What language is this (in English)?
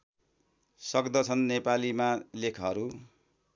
Nepali